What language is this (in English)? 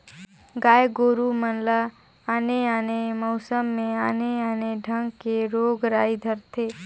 Chhattisgarhi